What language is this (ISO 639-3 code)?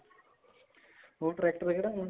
pan